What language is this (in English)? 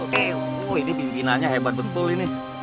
Indonesian